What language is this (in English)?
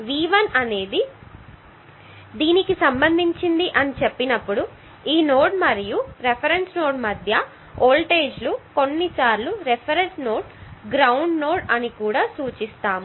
Telugu